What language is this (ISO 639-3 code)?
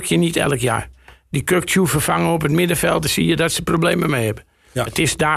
nld